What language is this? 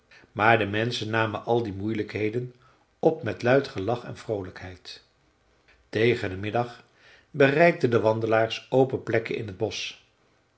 Dutch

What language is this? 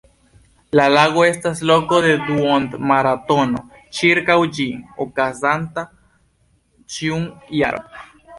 Esperanto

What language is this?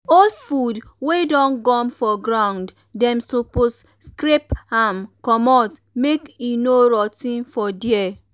Nigerian Pidgin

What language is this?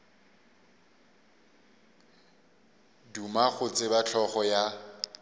Northern Sotho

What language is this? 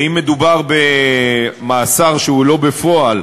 Hebrew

